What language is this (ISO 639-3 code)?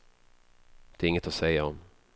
swe